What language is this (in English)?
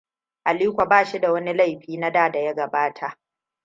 Hausa